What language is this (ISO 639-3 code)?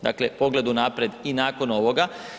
hrv